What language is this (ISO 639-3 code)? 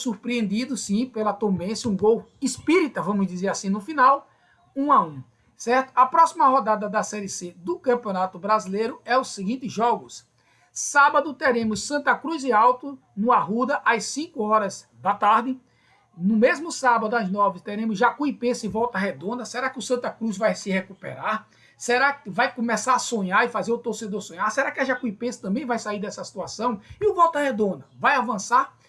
por